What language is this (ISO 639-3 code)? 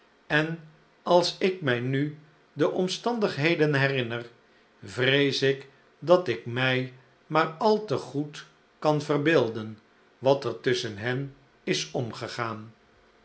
nld